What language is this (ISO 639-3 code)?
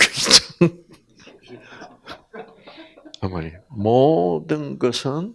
kor